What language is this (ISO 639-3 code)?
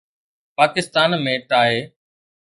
snd